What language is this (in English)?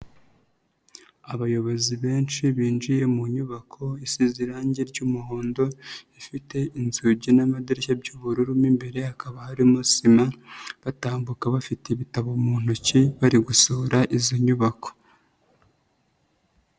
Kinyarwanda